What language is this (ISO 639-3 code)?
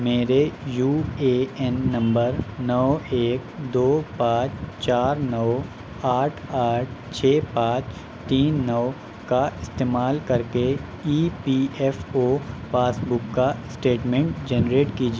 urd